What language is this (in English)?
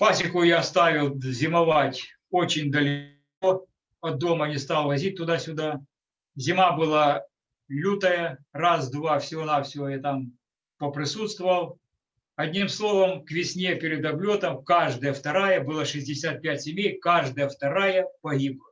Russian